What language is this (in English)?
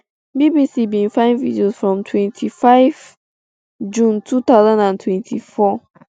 Nigerian Pidgin